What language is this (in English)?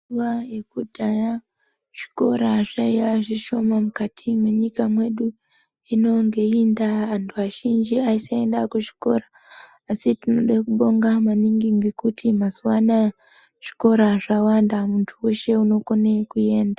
Ndau